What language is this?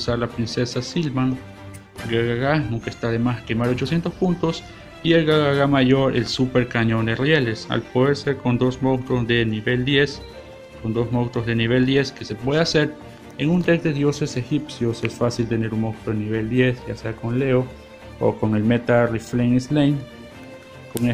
Spanish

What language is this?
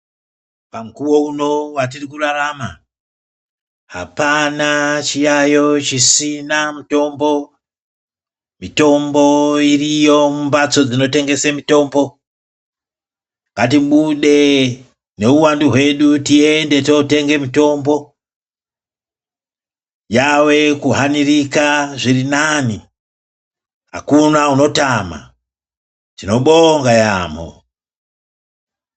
Ndau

